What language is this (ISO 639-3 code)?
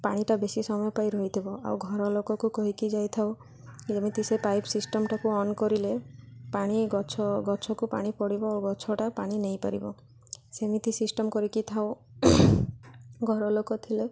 ori